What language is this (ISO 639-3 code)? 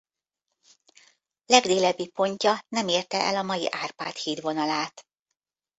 hun